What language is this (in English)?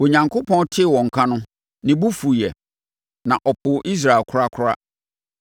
Akan